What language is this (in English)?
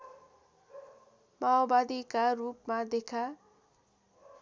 Nepali